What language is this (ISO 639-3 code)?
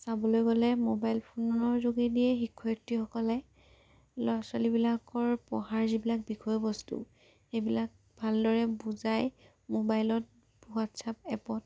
asm